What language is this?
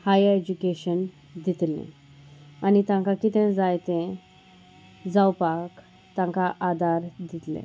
Konkani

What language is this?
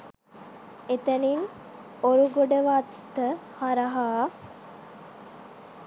Sinhala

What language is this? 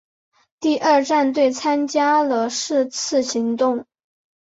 Chinese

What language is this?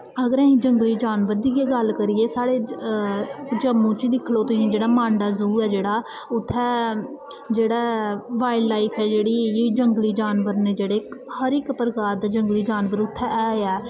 Dogri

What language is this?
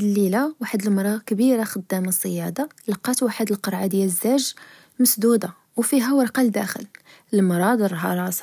Moroccan Arabic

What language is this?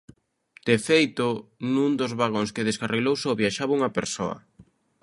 Galician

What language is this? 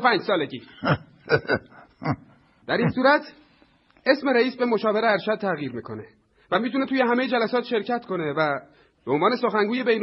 Persian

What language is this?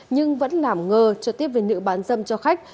Vietnamese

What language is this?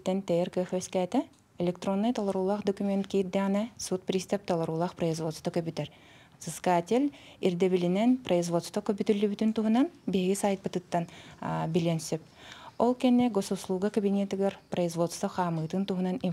Turkish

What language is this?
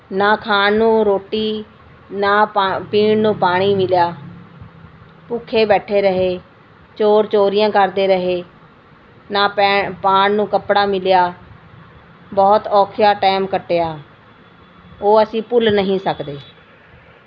Punjabi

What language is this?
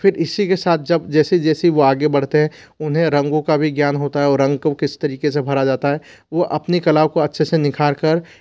Hindi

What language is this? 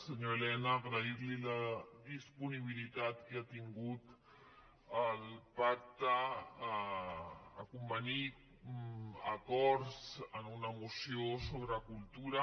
Catalan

